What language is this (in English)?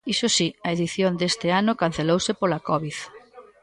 Galician